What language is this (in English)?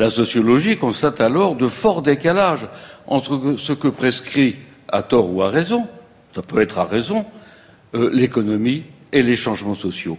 French